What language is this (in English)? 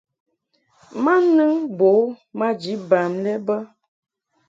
Mungaka